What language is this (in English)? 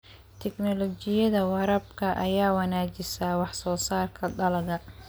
Somali